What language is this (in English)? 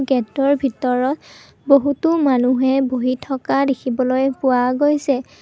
Assamese